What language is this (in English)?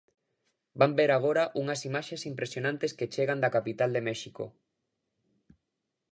Galician